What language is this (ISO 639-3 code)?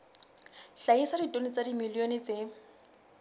sot